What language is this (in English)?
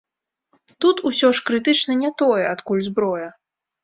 Belarusian